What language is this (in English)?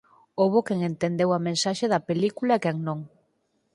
Galician